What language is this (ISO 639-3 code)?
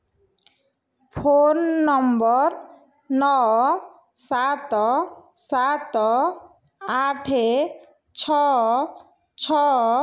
ori